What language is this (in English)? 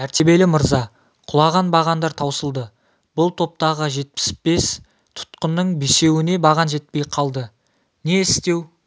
Kazakh